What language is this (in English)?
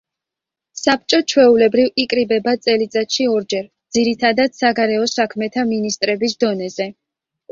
Georgian